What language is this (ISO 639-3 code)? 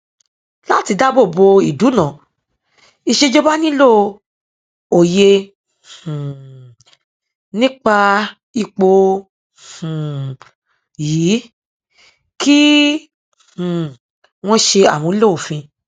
yor